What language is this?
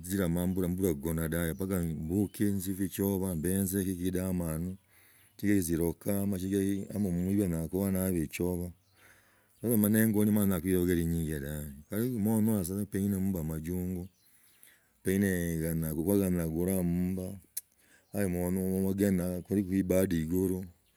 Logooli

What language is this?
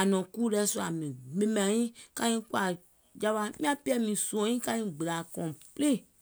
Gola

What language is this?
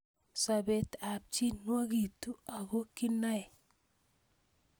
Kalenjin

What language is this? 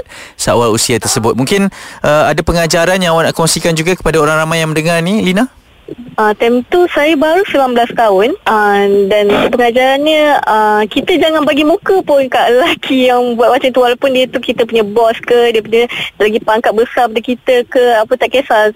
Malay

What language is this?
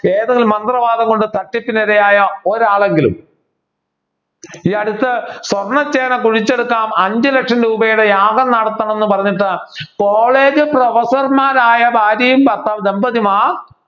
Malayalam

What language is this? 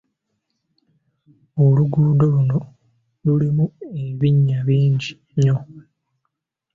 Ganda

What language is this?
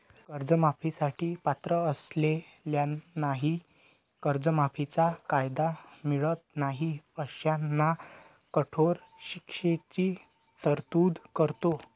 Marathi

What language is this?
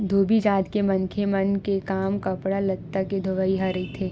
Chhattisgarhi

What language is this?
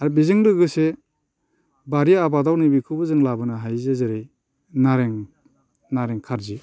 Bodo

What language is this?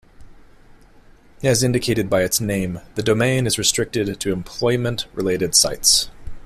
English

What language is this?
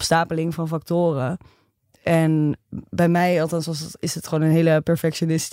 Dutch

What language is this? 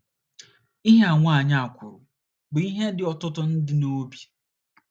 Igbo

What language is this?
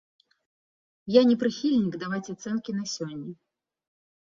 Belarusian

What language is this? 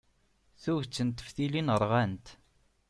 Kabyle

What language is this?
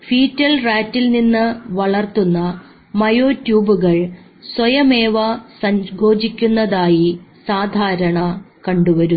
Malayalam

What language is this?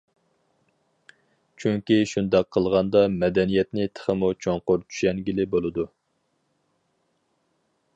Uyghur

